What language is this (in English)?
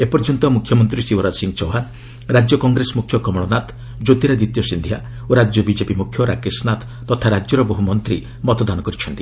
Odia